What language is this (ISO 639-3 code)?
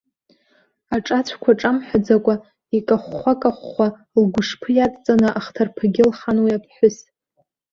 abk